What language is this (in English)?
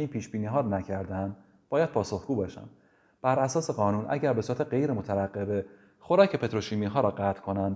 Persian